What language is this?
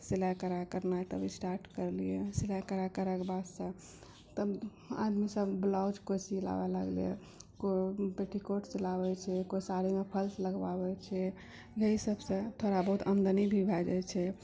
Maithili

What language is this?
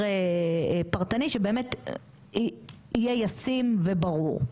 Hebrew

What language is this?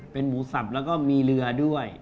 Thai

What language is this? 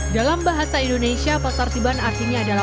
Indonesian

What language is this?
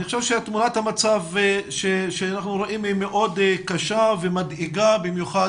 Hebrew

